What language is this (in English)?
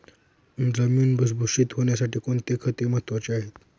Marathi